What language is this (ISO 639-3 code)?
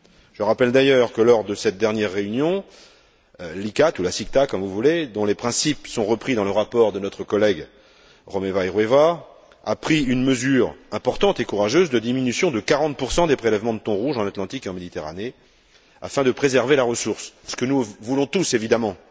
fra